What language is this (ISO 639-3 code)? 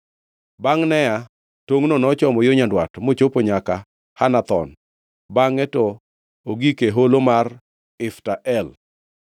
luo